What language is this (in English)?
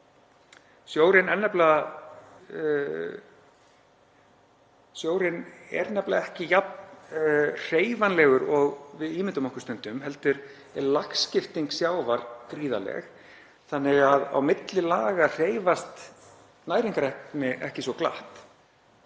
Icelandic